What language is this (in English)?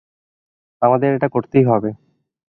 Bangla